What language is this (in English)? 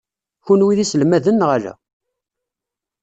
Kabyle